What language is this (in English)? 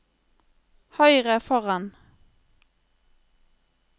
Norwegian